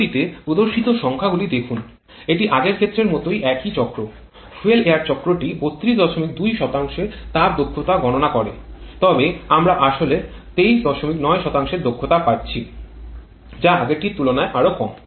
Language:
Bangla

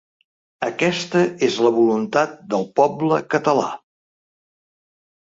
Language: Catalan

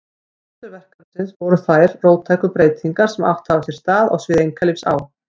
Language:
Icelandic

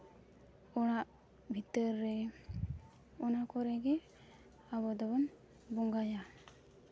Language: Santali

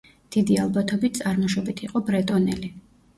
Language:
Georgian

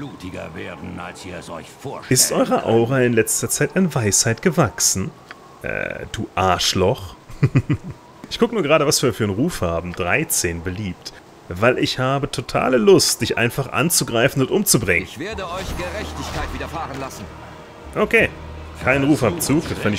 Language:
German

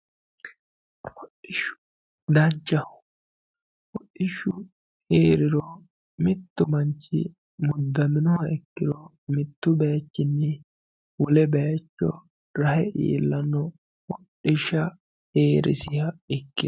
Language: Sidamo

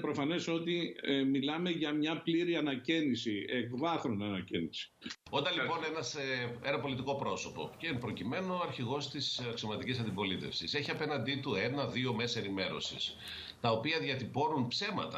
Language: Greek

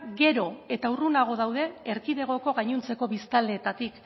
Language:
Basque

